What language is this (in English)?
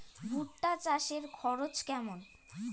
Bangla